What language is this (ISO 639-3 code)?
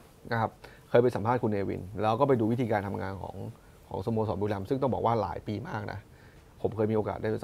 tha